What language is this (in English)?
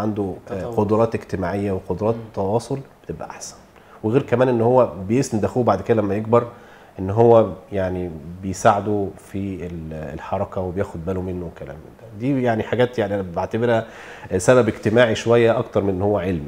Arabic